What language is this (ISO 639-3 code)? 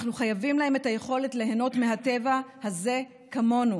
heb